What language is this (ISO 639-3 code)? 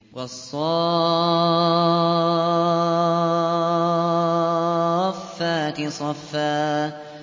ara